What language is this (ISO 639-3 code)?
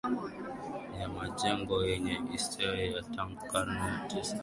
swa